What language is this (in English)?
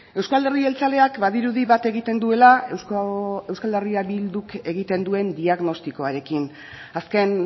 Basque